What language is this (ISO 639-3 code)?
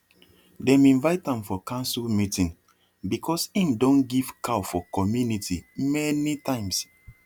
pcm